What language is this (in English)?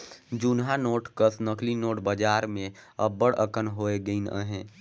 Chhattisgarhi